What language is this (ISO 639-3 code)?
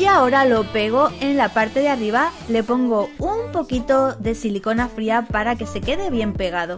spa